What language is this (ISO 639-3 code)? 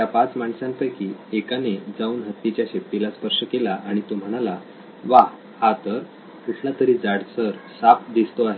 mar